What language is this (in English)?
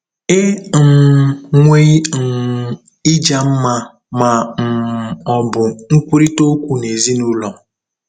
Igbo